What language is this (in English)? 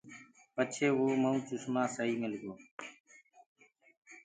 Gurgula